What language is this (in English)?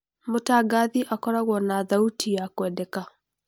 Kikuyu